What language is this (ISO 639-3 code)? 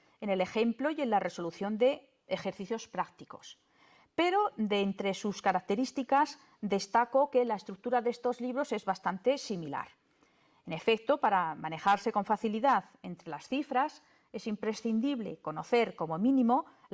spa